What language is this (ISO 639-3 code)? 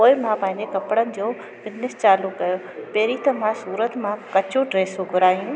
snd